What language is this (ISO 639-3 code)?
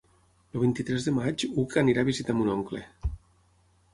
cat